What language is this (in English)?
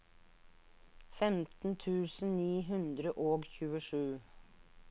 Norwegian